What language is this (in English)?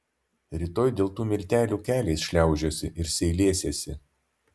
Lithuanian